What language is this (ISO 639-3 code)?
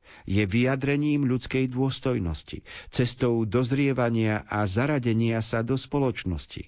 slk